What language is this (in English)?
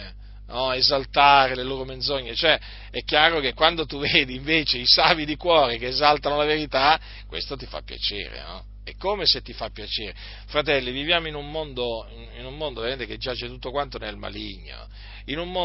Italian